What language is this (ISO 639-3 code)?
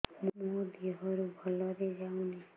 ori